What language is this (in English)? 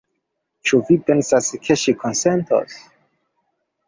Esperanto